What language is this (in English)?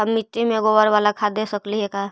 Magahi